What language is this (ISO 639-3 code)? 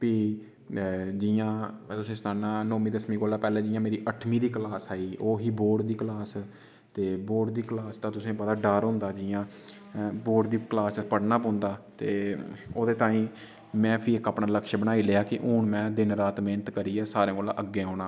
doi